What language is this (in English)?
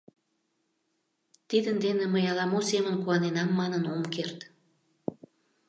Mari